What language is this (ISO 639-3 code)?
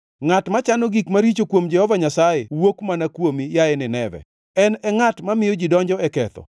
luo